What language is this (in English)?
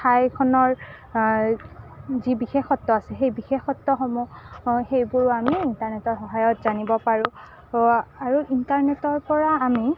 Assamese